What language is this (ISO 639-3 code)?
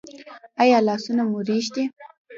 pus